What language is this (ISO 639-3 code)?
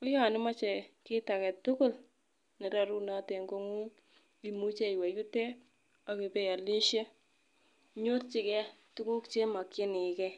kln